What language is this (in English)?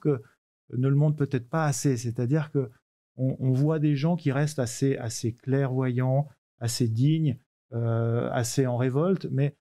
French